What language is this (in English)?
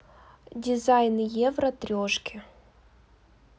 Russian